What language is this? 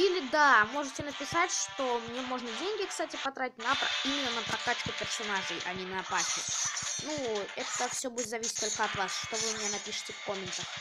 Russian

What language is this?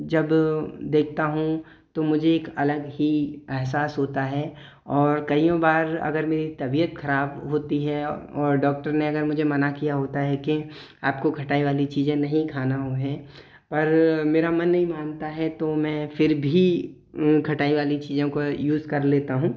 Hindi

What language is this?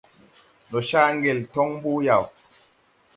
Tupuri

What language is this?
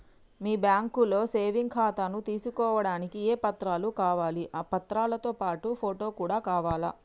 Telugu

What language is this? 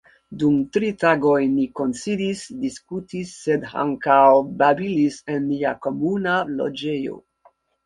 Esperanto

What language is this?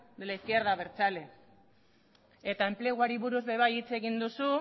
Basque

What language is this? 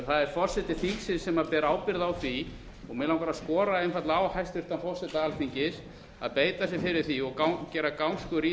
Icelandic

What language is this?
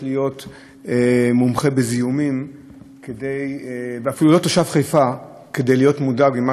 Hebrew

